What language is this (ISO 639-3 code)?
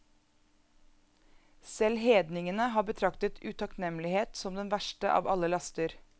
nor